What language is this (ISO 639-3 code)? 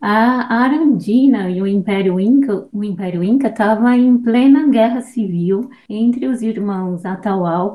por